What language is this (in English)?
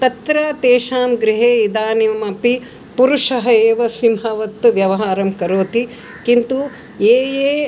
Sanskrit